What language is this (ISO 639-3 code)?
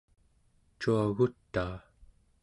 esu